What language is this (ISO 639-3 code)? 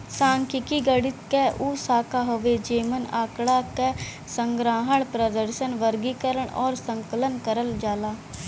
bho